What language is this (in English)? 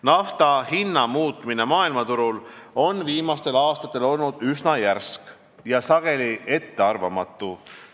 Estonian